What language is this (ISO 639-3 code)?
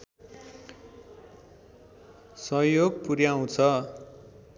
nep